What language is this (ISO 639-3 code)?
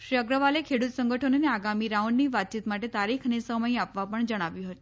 guj